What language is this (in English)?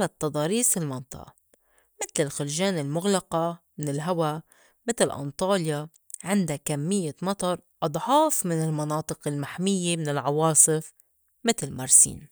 North Levantine Arabic